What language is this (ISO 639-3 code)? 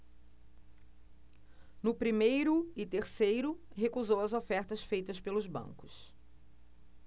por